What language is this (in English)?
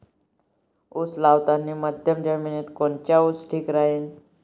Marathi